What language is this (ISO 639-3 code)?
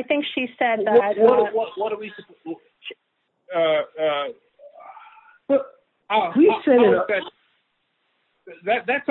eng